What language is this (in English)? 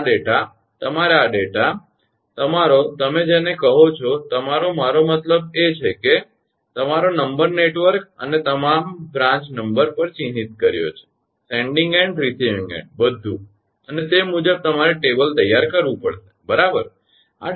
Gujarati